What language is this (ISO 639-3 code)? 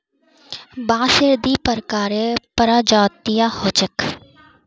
mag